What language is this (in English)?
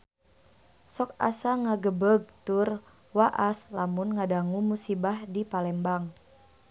Sundanese